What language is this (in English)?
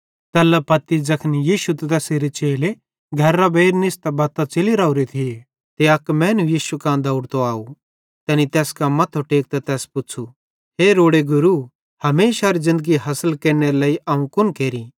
Bhadrawahi